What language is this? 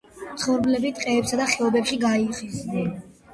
Georgian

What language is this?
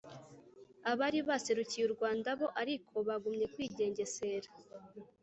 Kinyarwanda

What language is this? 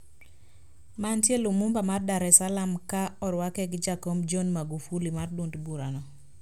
Luo (Kenya and Tanzania)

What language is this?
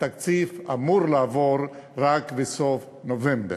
Hebrew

